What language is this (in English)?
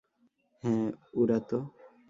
Bangla